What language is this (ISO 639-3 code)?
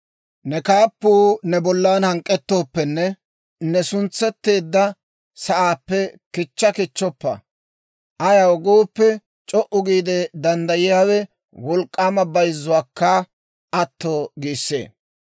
dwr